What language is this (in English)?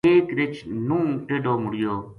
Gujari